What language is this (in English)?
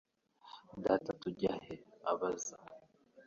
Kinyarwanda